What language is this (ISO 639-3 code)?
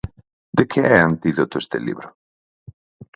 glg